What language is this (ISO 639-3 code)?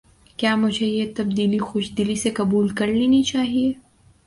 urd